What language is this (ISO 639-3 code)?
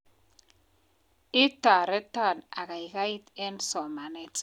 kln